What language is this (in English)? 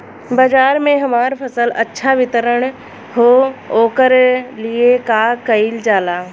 Bhojpuri